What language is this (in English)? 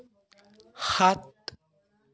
Assamese